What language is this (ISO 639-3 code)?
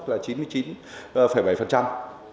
vie